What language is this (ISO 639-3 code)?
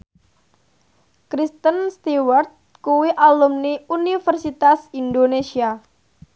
jav